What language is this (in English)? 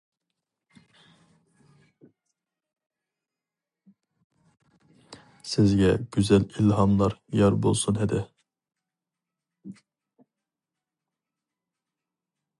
Uyghur